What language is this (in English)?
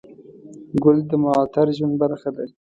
Pashto